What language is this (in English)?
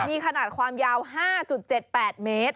Thai